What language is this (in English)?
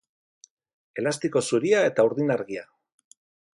Basque